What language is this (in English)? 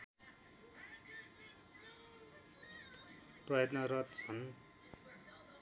Nepali